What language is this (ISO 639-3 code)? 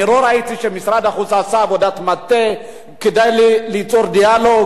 heb